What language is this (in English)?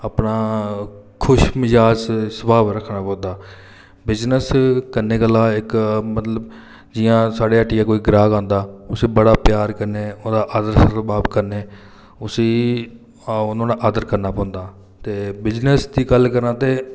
Dogri